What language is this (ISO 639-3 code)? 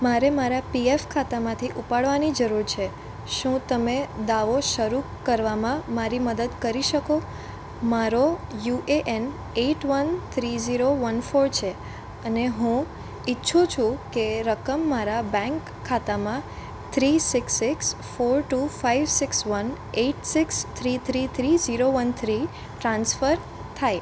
guj